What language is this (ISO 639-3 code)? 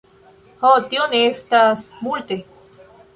epo